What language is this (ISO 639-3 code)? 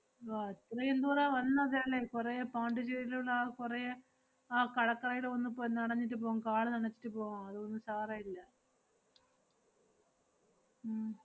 mal